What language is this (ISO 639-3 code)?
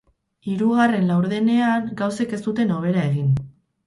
eus